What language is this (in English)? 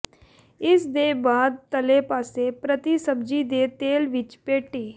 Punjabi